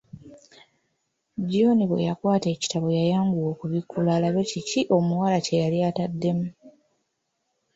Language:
Ganda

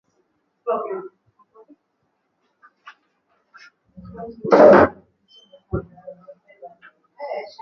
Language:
Swahili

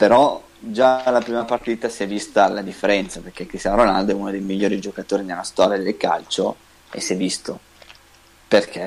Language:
Italian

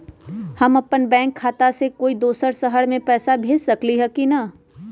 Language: Magahi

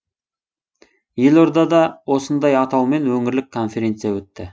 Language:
Kazakh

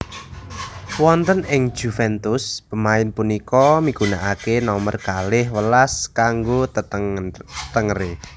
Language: Javanese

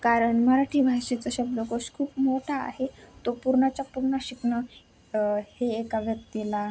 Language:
Marathi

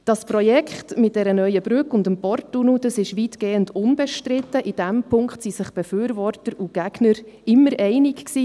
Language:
Swiss German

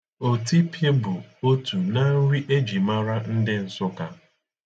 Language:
Igbo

